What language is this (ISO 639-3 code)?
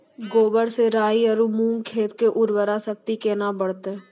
mai